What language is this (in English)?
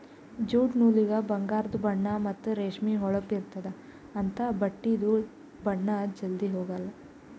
Kannada